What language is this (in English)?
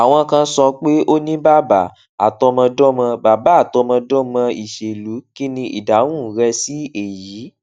Yoruba